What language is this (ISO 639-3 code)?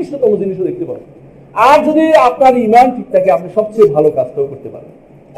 ben